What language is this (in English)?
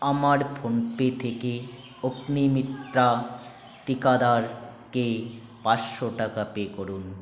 Bangla